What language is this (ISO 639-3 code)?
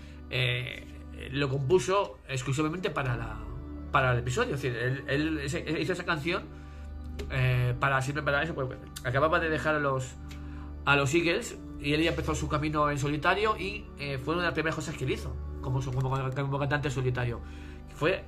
spa